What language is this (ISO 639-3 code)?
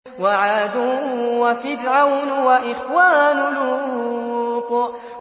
ara